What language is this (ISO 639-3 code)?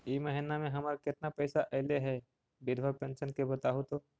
mag